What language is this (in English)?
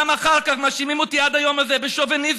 Hebrew